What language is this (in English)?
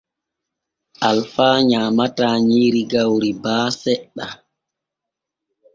Borgu Fulfulde